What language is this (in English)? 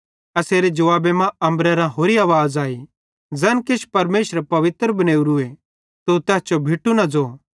Bhadrawahi